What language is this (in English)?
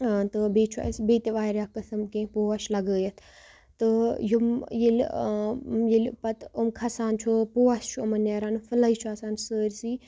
Kashmiri